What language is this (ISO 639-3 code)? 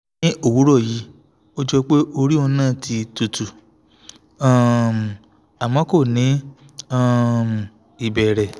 yor